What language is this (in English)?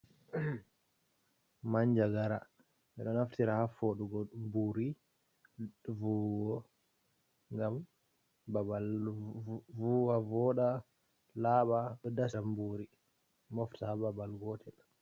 Fula